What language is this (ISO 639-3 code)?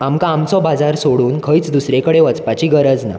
kok